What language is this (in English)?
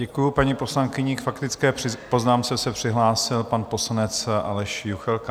Czech